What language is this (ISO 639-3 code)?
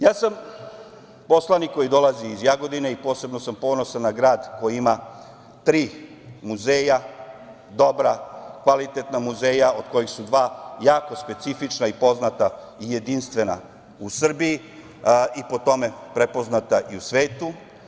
srp